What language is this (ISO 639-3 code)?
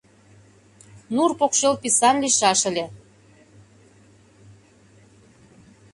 chm